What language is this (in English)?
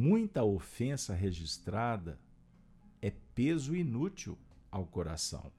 Portuguese